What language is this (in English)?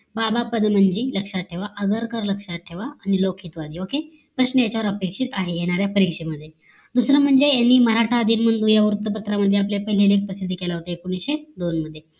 Marathi